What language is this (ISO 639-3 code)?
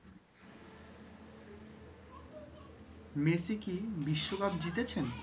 ben